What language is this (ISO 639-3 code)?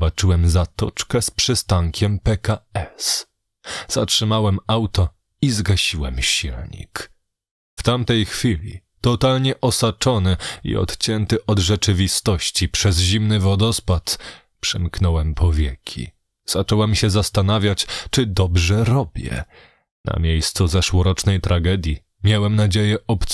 pol